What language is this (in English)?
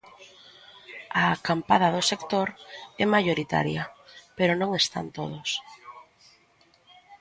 Galician